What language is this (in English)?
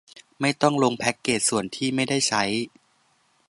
Thai